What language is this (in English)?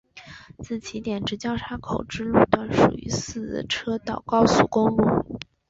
Chinese